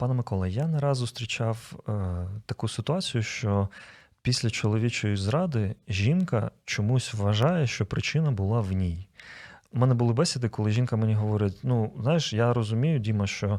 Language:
Ukrainian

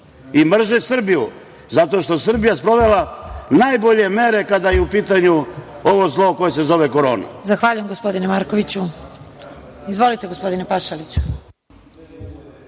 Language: Serbian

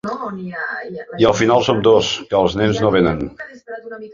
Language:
Catalan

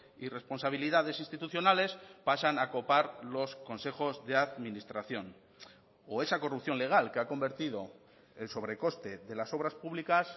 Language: Spanish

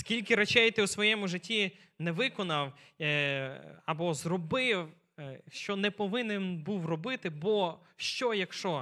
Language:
Ukrainian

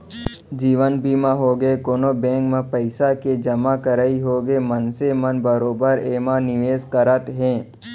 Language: Chhattisgarhi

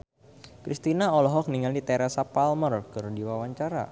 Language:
Sundanese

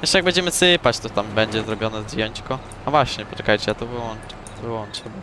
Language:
Polish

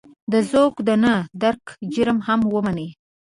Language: Pashto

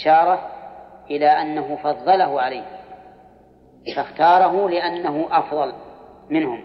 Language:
Arabic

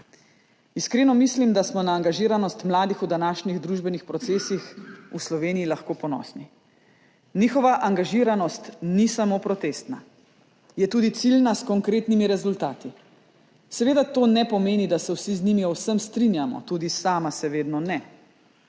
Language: Slovenian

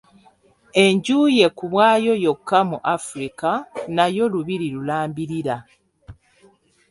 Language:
Ganda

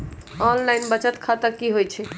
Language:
Magahi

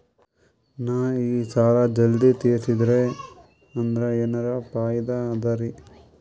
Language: Kannada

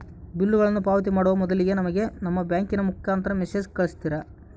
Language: Kannada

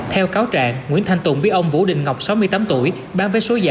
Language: Vietnamese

